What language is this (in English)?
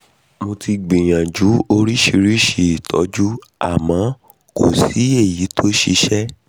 Yoruba